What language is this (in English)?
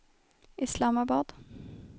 Swedish